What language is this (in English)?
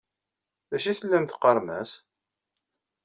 Kabyle